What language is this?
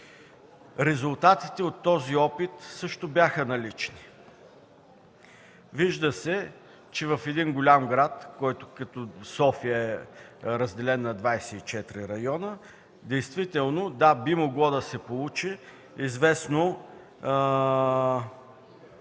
Bulgarian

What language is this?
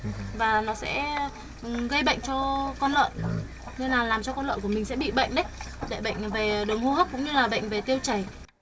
Vietnamese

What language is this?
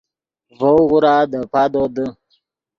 Yidgha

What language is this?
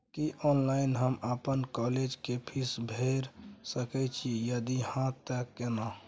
Maithili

